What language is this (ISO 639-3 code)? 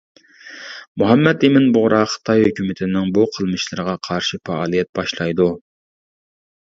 uig